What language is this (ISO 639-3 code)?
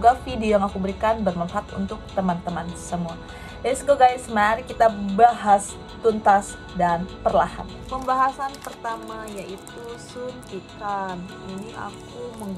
ind